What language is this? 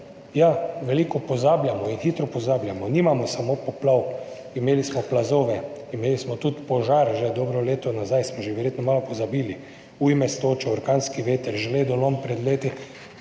Slovenian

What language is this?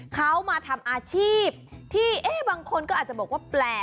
Thai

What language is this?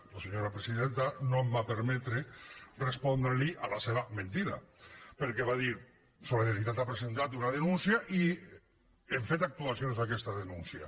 Catalan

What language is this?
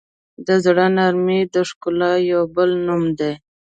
Pashto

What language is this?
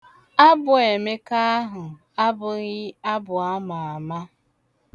Igbo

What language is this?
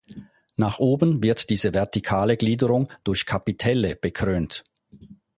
German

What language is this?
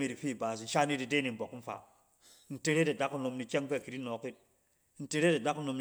Cen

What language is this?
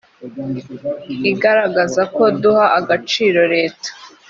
Kinyarwanda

